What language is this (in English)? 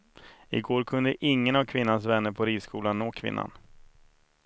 Swedish